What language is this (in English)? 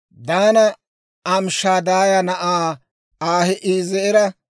Dawro